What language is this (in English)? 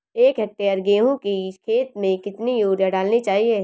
Hindi